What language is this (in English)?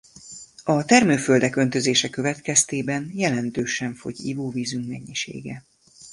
Hungarian